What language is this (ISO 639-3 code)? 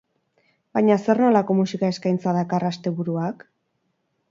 eus